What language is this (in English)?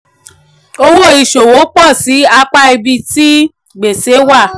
Yoruba